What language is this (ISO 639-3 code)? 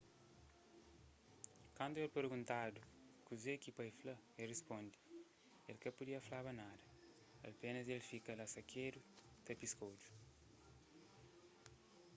kea